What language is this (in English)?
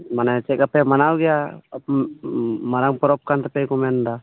Santali